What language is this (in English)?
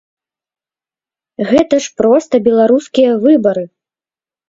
Belarusian